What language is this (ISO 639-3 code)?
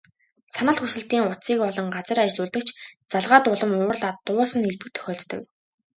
mon